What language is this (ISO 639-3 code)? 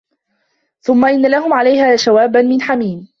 ara